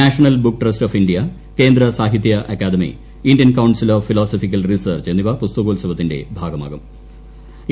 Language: Malayalam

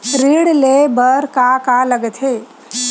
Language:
Chhattisgarhi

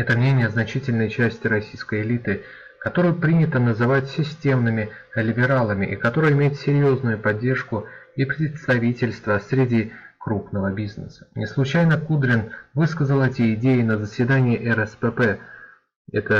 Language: Russian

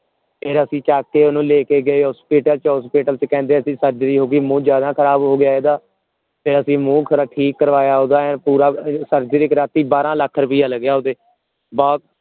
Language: Punjabi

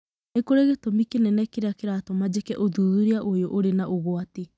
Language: Kikuyu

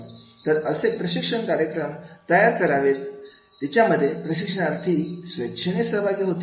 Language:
Marathi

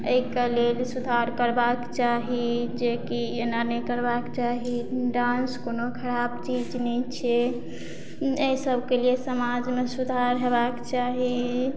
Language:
Maithili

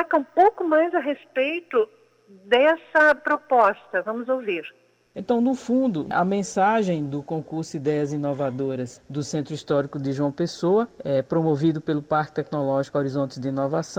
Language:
Portuguese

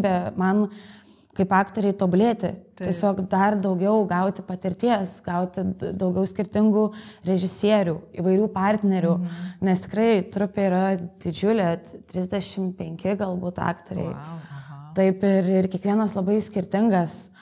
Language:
Lithuanian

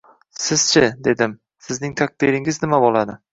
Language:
Uzbek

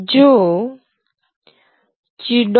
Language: Gujarati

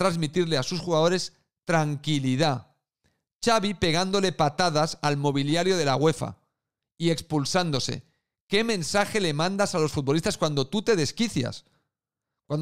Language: Spanish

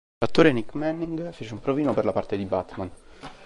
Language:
Italian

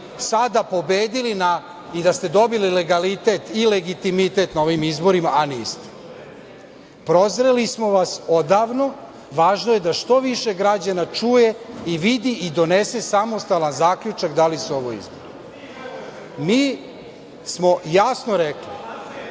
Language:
Serbian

